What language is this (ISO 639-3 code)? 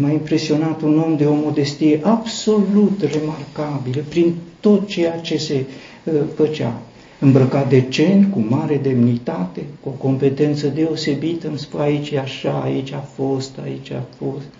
ron